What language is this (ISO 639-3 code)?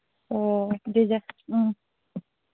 mni